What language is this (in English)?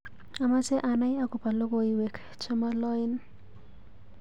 Kalenjin